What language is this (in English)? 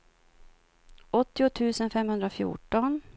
Swedish